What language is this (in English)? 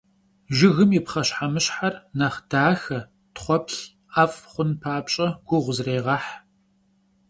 Kabardian